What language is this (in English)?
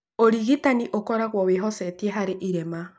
Kikuyu